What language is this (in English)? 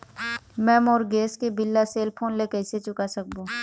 Chhattisgarhi